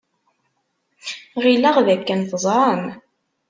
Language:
Kabyle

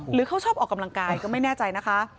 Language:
Thai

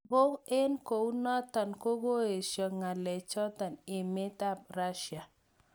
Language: Kalenjin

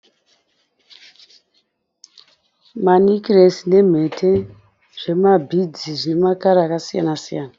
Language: Shona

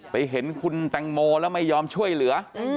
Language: Thai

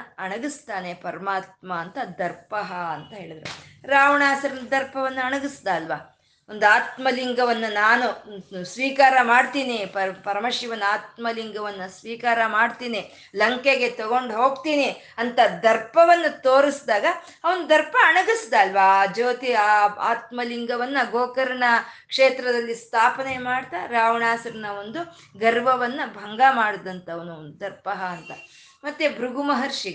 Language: Kannada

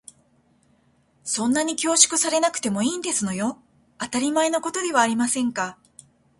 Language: Japanese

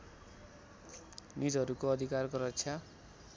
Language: Nepali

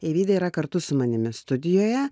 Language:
Lithuanian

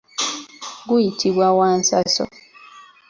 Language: Ganda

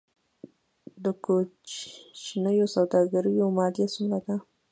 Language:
Pashto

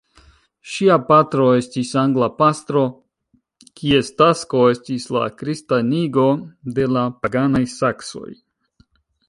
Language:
Esperanto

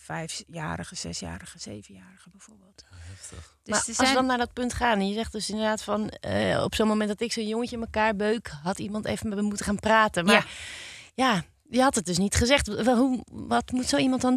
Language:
Dutch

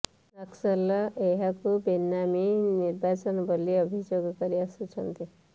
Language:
Odia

